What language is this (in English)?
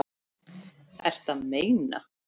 Icelandic